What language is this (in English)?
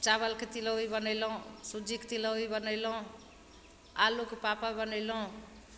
Maithili